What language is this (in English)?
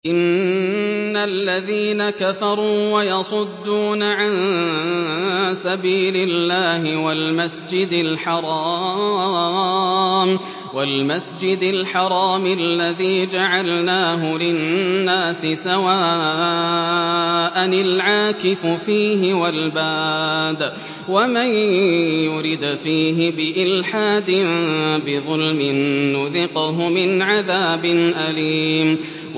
Arabic